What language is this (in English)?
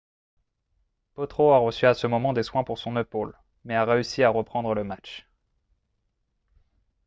French